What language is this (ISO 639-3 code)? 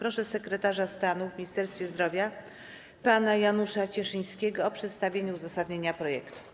pol